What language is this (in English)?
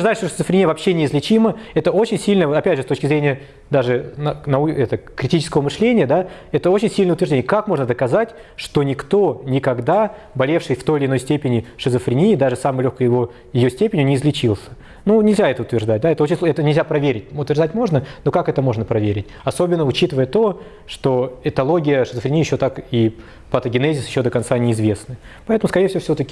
Russian